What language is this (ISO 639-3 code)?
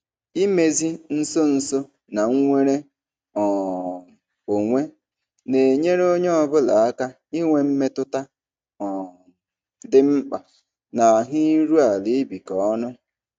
ibo